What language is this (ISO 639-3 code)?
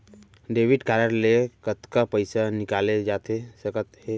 hne